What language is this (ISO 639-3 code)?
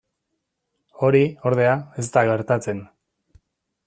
eus